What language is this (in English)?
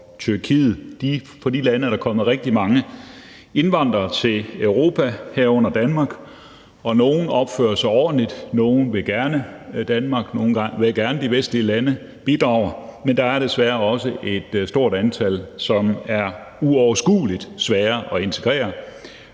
Danish